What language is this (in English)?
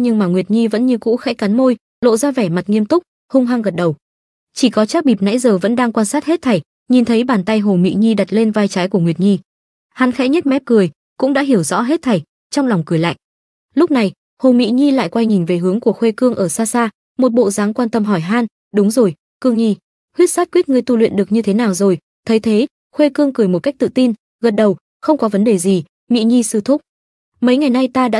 Vietnamese